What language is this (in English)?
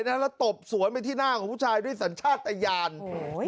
Thai